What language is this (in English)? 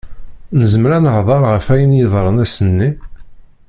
Kabyle